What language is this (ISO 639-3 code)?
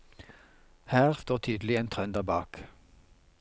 nor